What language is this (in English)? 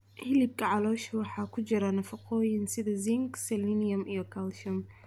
Somali